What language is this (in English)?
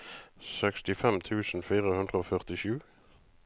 Norwegian